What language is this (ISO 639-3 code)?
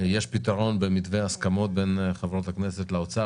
heb